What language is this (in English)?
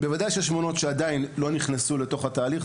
Hebrew